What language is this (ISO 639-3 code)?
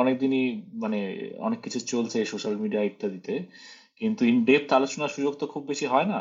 ben